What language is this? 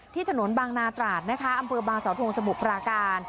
Thai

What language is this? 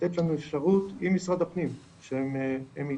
Hebrew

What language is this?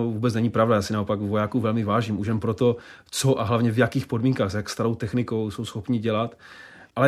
Czech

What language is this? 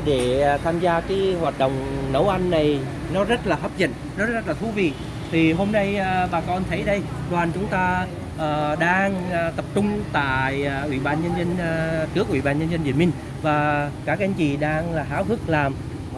Vietnamese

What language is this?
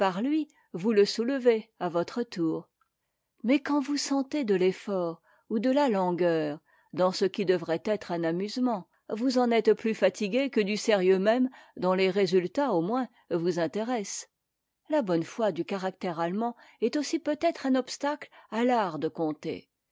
French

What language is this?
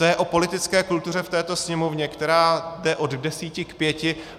Czech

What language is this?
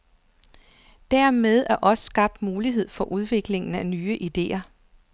Danish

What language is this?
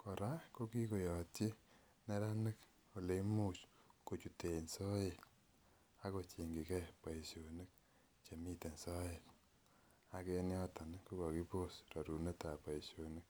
Kalenjin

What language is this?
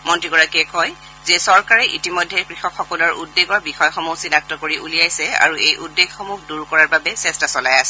Assamese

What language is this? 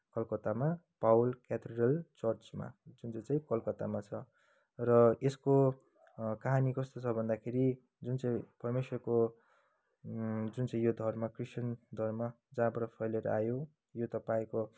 Nepali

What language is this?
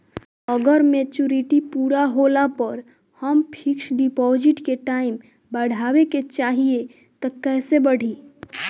Bhojpuri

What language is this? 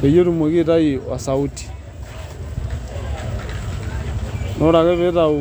Masai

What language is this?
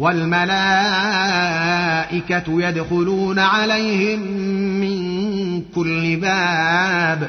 Arabic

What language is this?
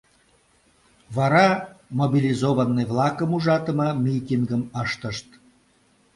Mari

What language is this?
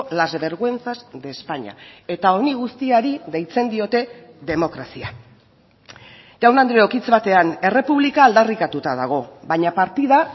Basque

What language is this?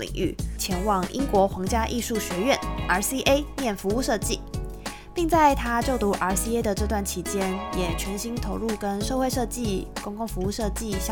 Chinese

